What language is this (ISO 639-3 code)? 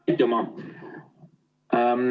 est